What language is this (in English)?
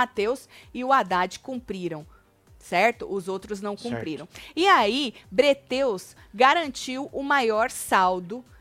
Portuguese